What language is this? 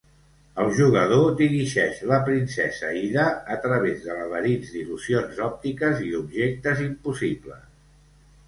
Catalan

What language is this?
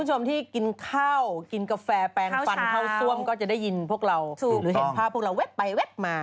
Thai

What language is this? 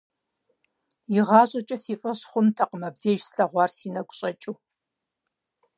Kabardian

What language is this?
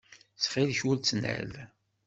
Kabyle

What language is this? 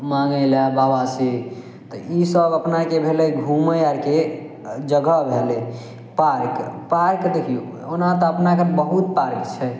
Maithili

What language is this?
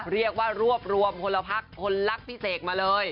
Thai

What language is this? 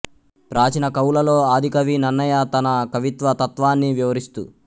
Telugu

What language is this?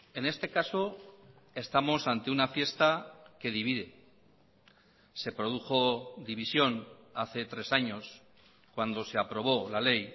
Spanish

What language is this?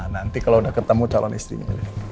Indonesian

